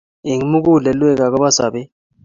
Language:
Kalenjin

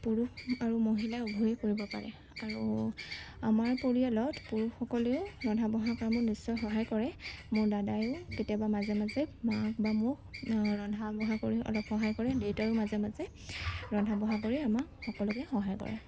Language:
Assamese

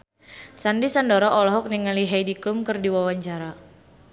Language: Sundanese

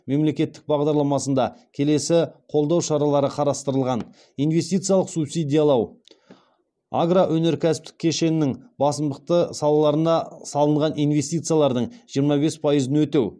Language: Kazakh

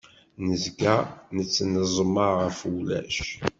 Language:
Kabyle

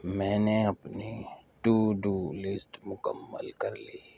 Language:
Urdu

